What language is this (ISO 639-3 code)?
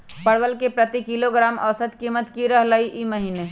mag